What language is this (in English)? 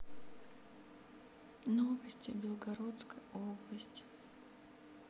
Russian